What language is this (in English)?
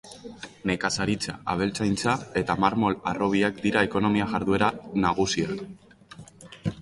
Basque